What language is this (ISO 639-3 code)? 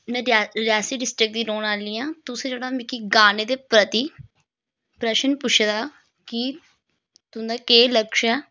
doi